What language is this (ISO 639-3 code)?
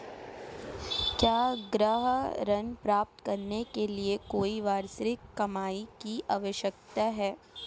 hin